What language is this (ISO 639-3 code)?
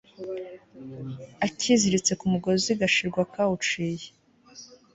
kin